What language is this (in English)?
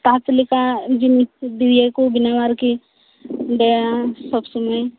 Santali